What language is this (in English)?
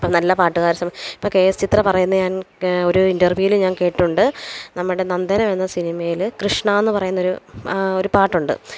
Malayalam